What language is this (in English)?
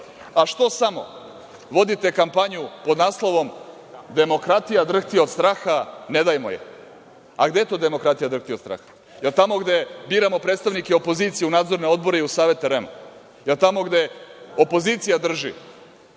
Serbian